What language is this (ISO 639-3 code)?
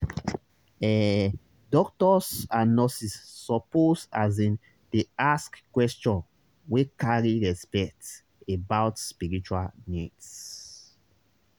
pcm